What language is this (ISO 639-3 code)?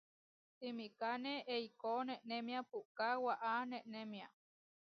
var